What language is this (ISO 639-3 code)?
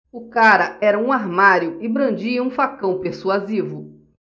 por